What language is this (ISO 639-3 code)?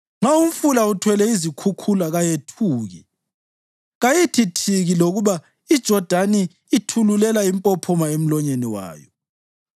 nde